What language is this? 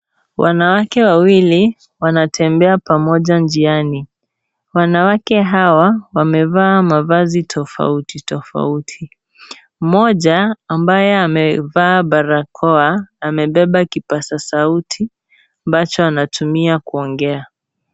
Swahili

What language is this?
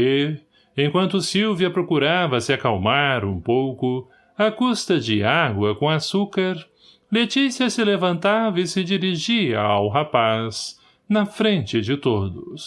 Portuguese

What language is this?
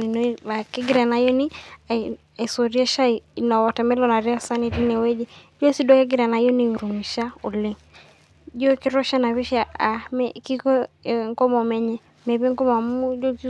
Masai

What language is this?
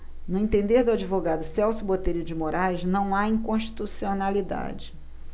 Portuguese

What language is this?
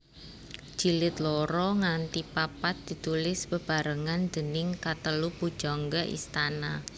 Javanese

